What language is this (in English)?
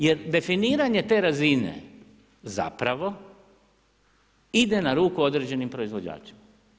Croatian